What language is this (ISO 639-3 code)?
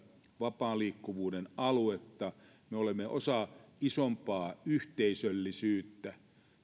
fin